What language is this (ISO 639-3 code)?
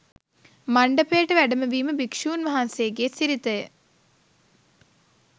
sin